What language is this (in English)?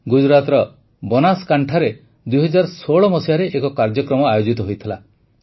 Odia